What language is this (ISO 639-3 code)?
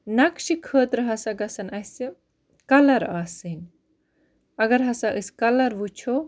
kas